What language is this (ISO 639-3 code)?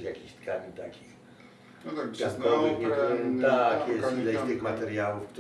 pol